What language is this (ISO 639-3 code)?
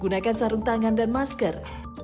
ind